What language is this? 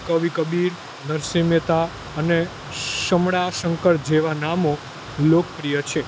Gujarati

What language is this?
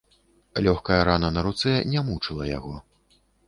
Belarusian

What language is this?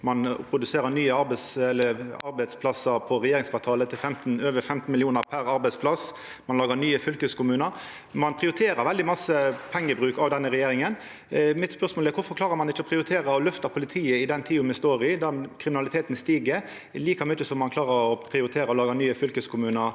Norwegian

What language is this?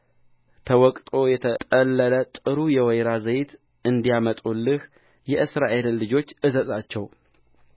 Amharic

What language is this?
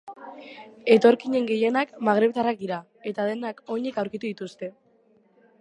Basque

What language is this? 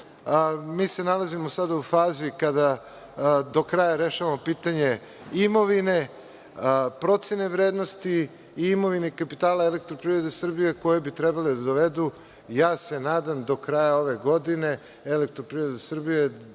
Serbian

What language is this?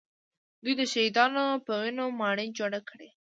Pashto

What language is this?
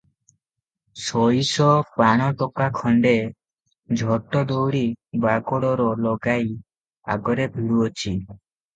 Odia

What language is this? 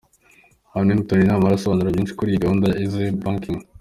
Kinyarwanda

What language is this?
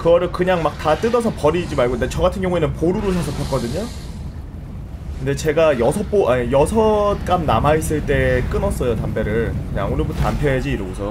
Korean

